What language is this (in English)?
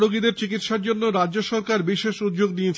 Bangla